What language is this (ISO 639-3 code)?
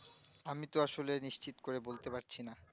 ben